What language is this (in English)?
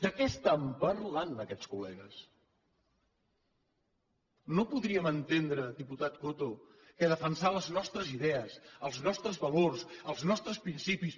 Catalan